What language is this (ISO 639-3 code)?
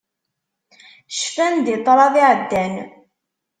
kab